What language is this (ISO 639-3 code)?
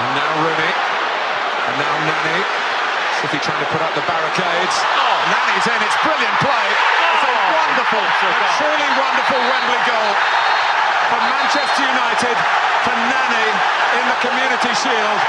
hun